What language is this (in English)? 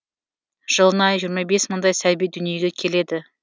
Kazakh